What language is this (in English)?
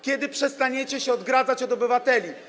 Polish